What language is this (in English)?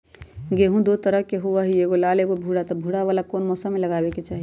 Magahi